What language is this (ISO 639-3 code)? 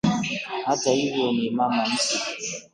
swa